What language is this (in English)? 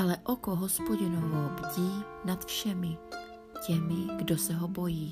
Czech